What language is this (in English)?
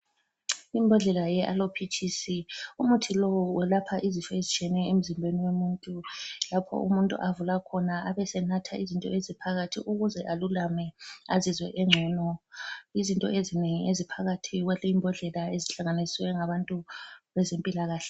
North Ndebele